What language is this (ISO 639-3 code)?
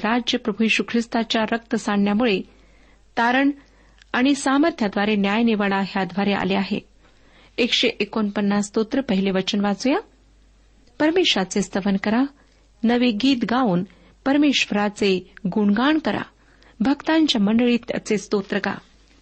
mar